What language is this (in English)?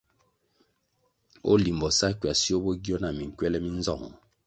Kwasio